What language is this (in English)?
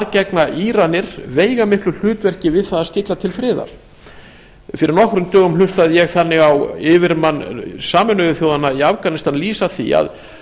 Icelandic